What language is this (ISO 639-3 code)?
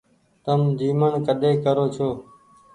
gig